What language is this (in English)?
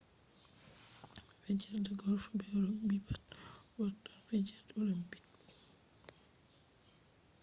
Fula